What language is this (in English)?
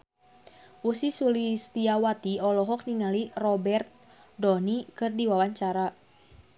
Sundanese